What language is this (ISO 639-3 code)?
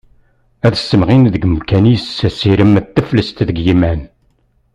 kab